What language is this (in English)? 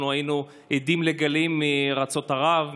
Hebrew